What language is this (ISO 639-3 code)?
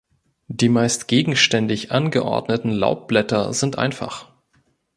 deu